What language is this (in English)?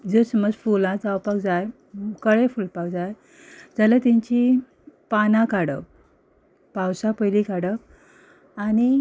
Konkani